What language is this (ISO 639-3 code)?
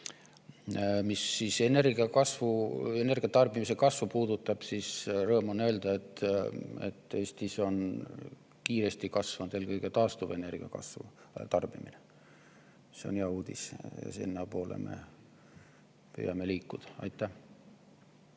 est